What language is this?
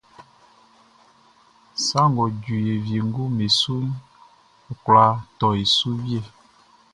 Baoulé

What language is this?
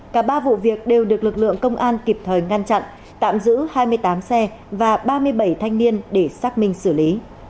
Vietnamese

